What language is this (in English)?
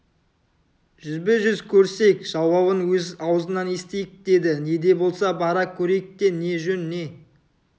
Kazakh